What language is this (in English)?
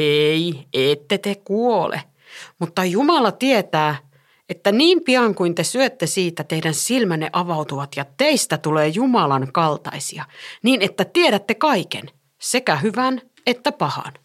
Finnish